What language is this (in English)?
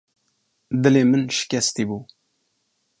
Kurdish